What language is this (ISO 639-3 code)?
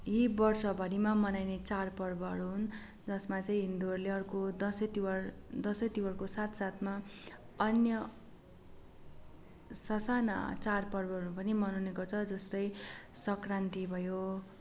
nep